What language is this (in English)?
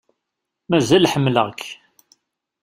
Kabyle